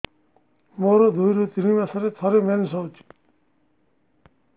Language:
Odia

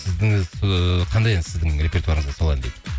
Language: Kazakh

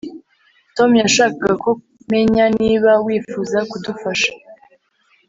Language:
Kinyarwanda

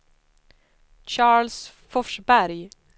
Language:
Swedish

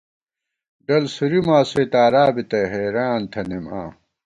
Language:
Gawar-Bati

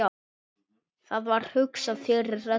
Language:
Icelandic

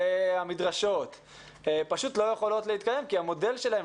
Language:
Hebrew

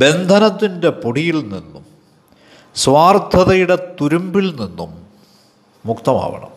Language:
Malayalam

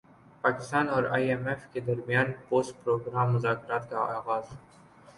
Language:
Urdu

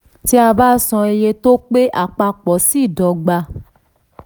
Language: Yoruba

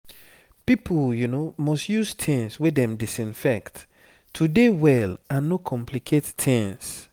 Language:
Nigerian Pidgin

